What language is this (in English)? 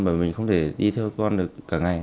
Vietnamese